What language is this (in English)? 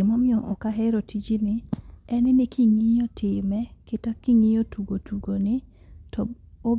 Luo (Kenya and Tanzania)